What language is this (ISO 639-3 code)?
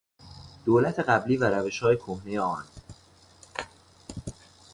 fas